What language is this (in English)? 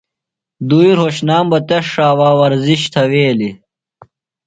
Phalura